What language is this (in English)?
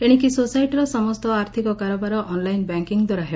Odia